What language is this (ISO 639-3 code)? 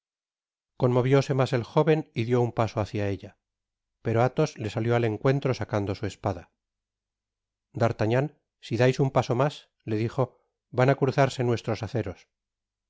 spa